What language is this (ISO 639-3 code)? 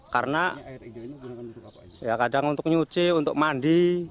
ind